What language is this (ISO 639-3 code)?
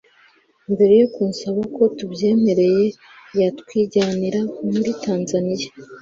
kin